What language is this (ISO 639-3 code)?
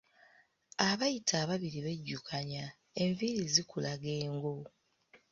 lug